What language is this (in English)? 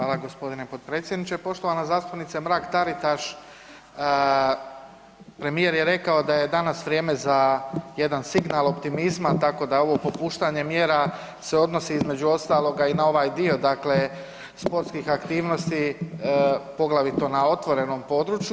Croatian